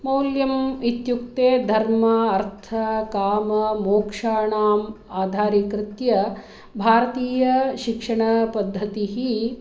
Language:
Sanskrit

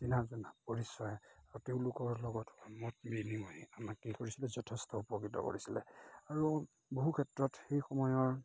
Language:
Assamese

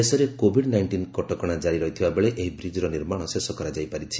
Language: Odia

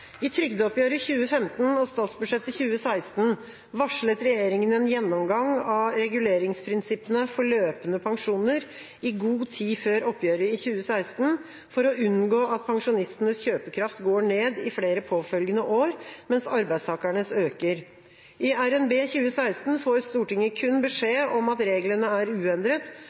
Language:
Norwegian Bokmål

